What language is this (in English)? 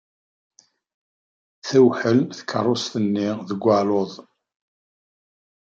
Kabyle